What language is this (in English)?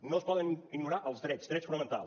Catalan